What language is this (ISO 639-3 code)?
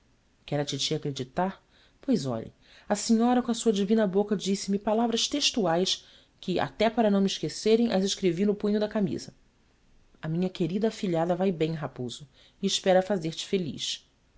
por